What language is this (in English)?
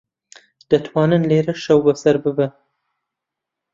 Central Kurdish